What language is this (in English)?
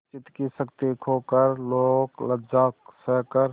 Hindi